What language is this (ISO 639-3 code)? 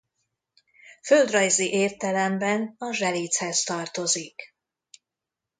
hun